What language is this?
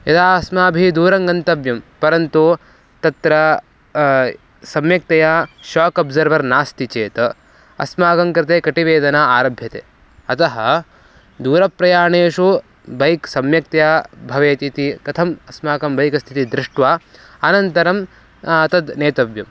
Sanskrit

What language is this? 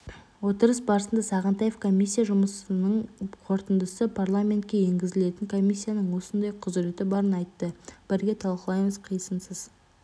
Kazakh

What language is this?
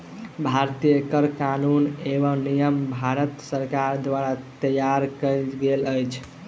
Maithili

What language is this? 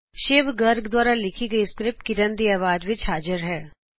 Punjabi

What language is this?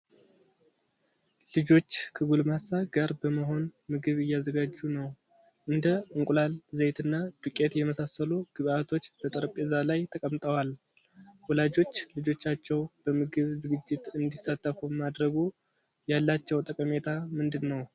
Amharic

